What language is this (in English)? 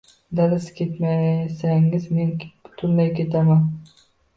Uzbek